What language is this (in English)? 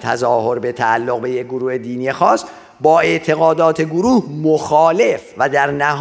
Persian